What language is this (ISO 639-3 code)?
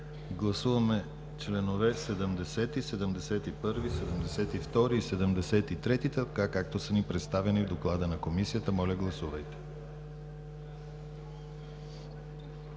bul